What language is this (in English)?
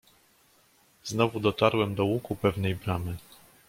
Polish